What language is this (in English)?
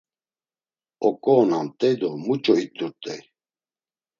Laz